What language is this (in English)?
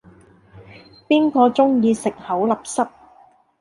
Cantonese